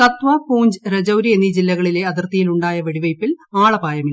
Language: Malayalam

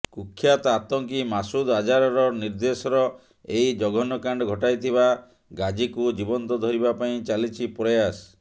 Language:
Odia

